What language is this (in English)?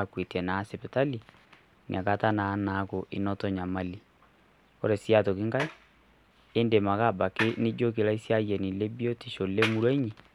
Masai